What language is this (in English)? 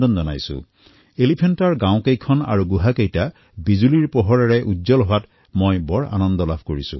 Assamese